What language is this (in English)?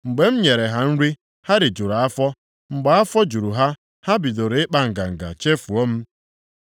Igbo